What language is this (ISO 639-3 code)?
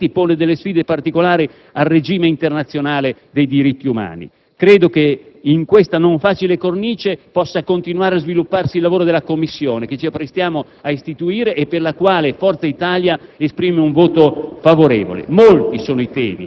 ita